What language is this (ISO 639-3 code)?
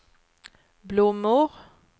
swe